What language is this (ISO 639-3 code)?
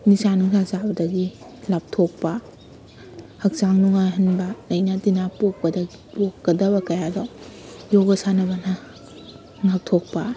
mni